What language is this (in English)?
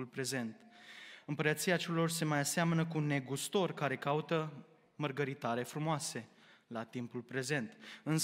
Romanian